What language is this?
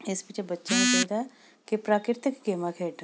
Punjabi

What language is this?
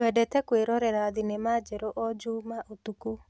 Kikuyu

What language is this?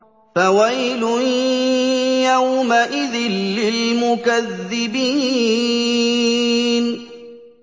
Arabic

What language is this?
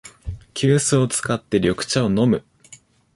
Japanese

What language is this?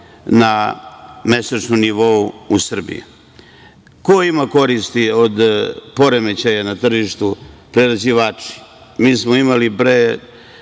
Serbian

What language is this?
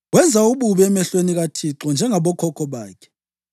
North Ndebele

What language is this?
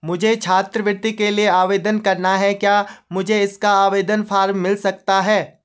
Hindi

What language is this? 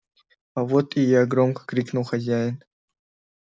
Russian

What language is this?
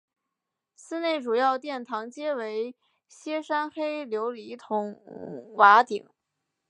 Chinese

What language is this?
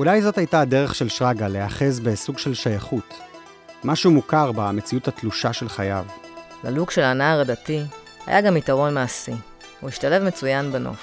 Hebrew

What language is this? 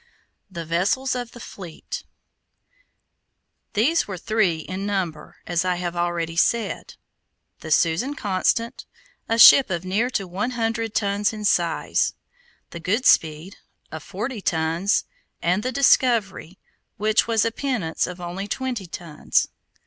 English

